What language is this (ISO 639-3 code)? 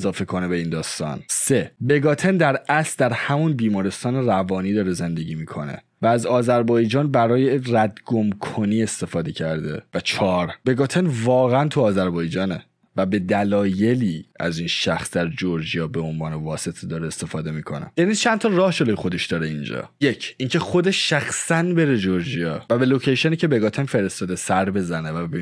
fas